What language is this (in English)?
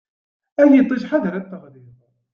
Kabyle